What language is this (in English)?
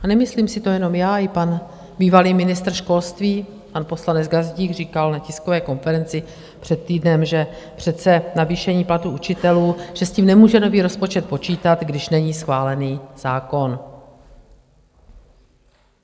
Czech